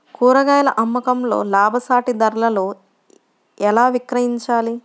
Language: Telugu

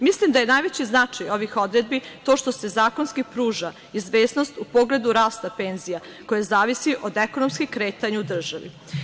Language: Serbian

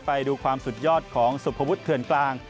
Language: Thai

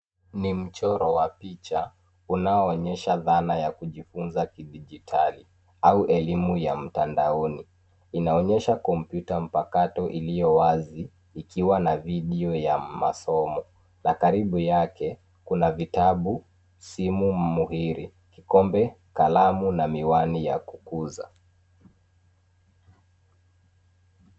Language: Swahili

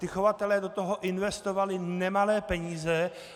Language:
Czech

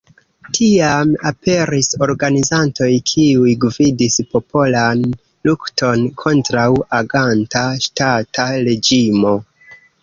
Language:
Esperanto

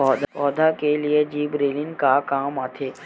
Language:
Chhattisgarhi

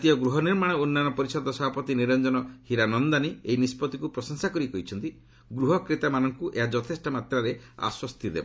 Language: Odia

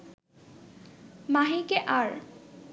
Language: Bangla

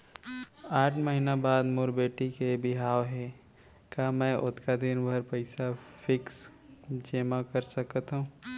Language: Chhattisgarhi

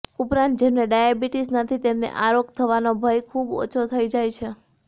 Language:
Gujarati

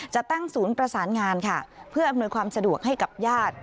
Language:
Thai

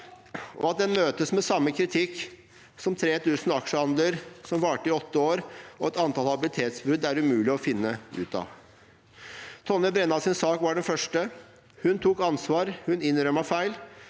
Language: Norwegian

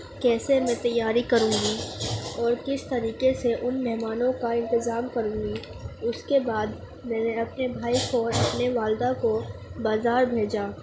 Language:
Urdu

